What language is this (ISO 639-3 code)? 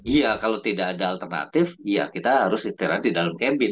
ind